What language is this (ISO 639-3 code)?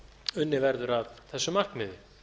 isl